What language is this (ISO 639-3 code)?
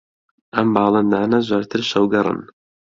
ckb